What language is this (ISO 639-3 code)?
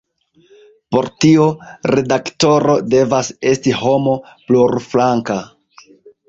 epo